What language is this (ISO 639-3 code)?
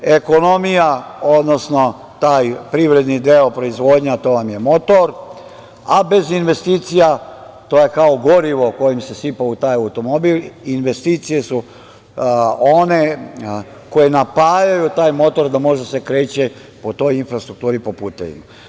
srp